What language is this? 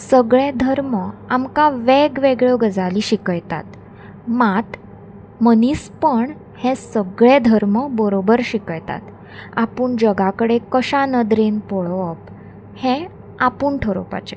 Konkani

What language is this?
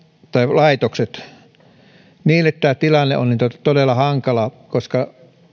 Finnish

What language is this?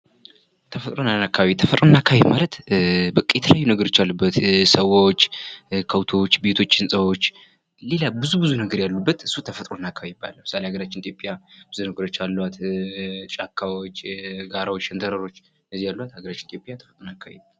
Amharic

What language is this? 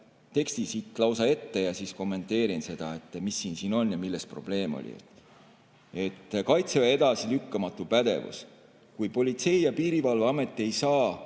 Estonian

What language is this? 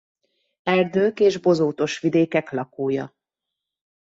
Hungarian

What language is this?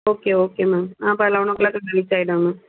Tamil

